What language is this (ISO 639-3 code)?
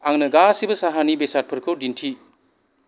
brx